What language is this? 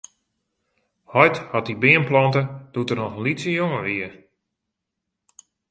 Western Frisian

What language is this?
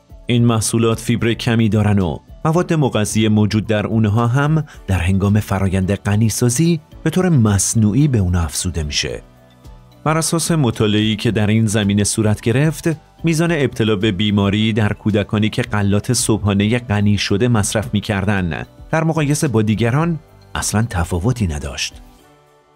Persian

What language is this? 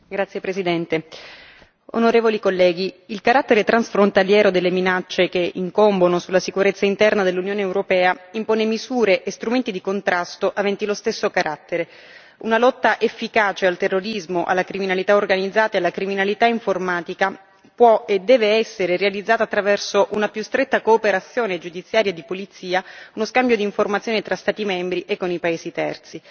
Italian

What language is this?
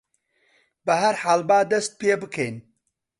Central Kurdish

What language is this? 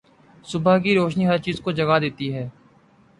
Urdu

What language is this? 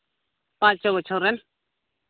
Santali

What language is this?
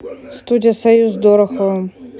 Russian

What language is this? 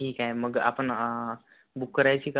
Marathi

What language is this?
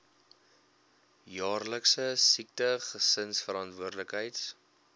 Afrikaans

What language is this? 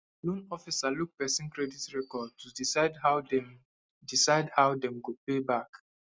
Nigerian Pidgin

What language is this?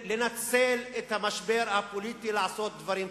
Hebrew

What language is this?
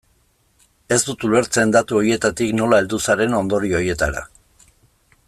Basque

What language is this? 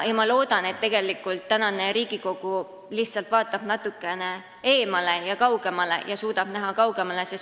Estonian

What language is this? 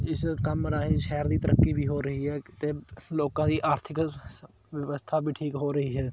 Punjabi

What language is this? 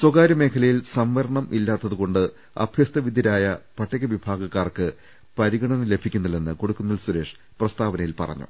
Malayalam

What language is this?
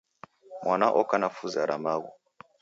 Taita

